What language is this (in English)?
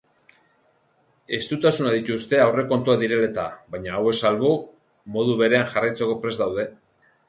Basque